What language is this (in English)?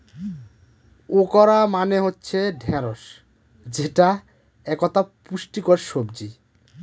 Bangla